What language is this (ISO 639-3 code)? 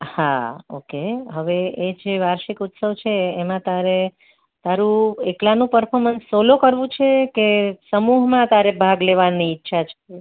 guj